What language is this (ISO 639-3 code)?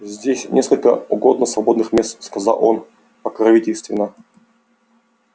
rus